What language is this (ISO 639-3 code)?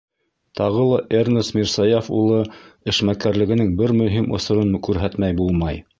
bak